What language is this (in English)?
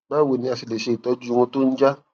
Yoruba